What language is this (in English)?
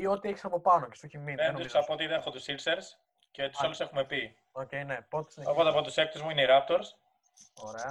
Greek